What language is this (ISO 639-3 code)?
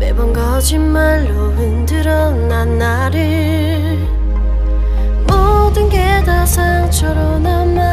kor